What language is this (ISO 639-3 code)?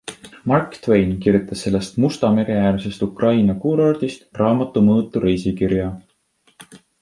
est